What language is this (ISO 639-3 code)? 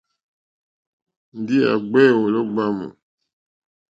bri